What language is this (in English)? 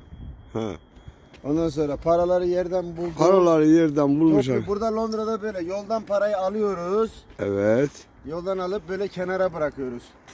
Turkish